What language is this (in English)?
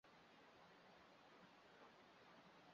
Chinese